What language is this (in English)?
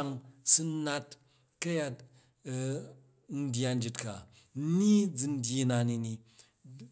Jju